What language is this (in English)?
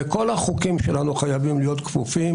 Hebrew